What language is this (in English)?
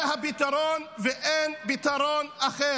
Hebrew